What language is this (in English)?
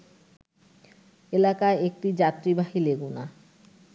Bangla